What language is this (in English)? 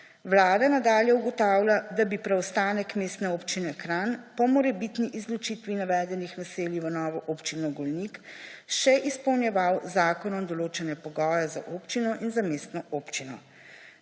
Slovenian